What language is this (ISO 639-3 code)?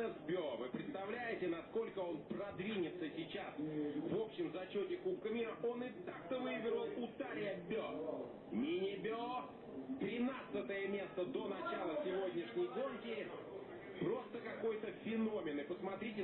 rus